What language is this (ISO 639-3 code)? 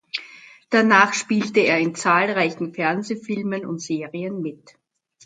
deu